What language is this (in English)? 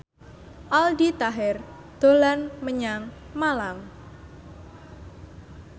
Javanese